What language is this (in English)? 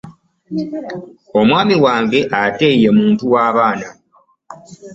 Ganda